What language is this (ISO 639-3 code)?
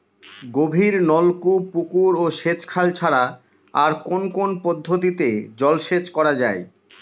ben